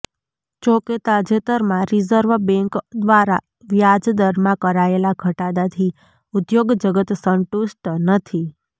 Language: Gujarati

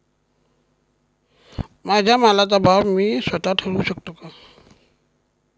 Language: Marathi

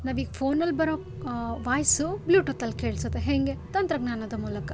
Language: Kannada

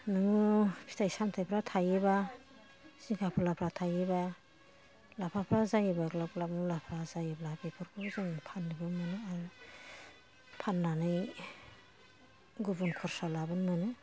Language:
Bodo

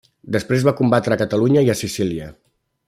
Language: Catalan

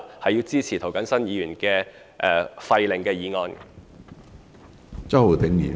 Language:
Cantonese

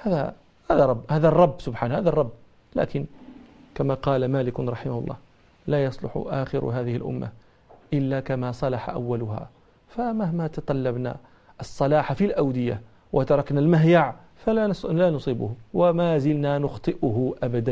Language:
Arabic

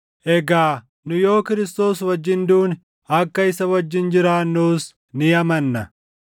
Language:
Oromo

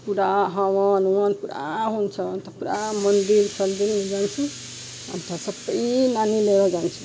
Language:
Nepali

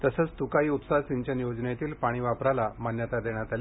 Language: Marathi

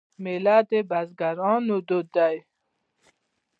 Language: Pashto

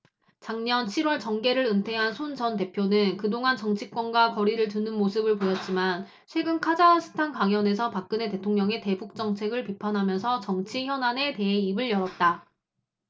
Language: Korean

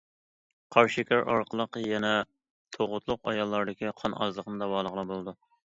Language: Uyghur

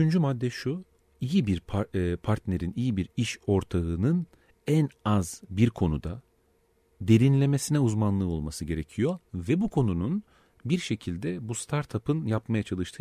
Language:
Turkish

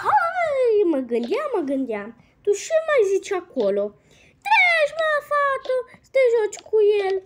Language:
Romanian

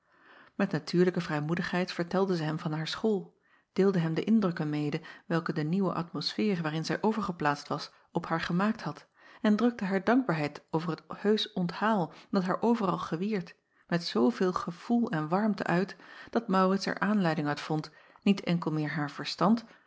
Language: Dutch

